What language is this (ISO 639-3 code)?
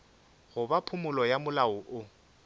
nso